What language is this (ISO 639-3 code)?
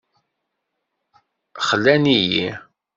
kab